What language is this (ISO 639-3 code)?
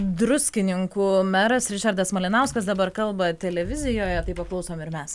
lit